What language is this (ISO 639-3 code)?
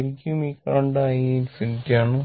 mal